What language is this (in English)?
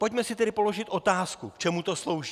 Czech